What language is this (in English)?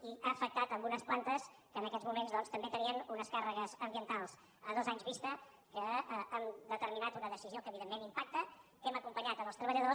Catalan